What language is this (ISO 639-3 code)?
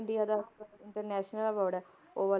pan